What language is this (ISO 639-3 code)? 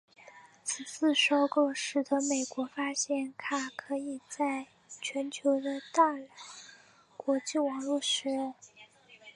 zho